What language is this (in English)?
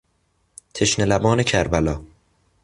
Persian